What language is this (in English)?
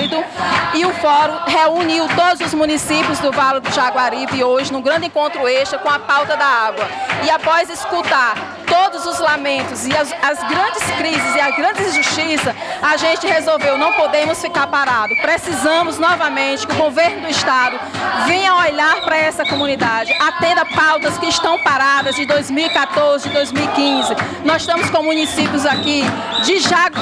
Portuguese